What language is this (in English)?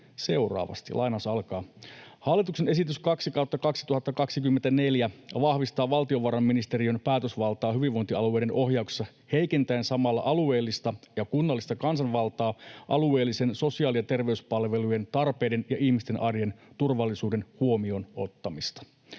Finnish